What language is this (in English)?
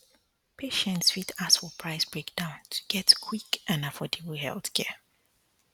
Nigerian Pidgin